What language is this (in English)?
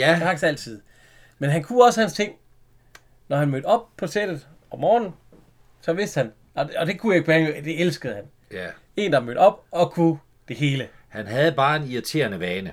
Danish